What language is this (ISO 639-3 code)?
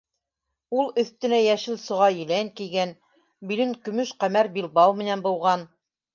bak